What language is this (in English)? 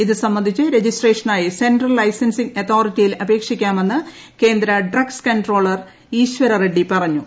Malayalam